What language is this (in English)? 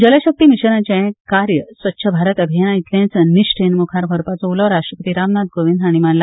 Konkani